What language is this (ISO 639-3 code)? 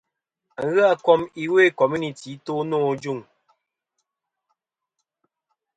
bkm